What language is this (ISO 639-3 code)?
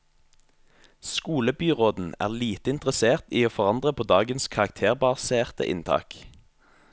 nor